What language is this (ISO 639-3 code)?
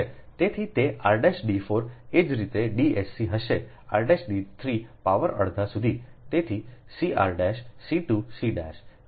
guj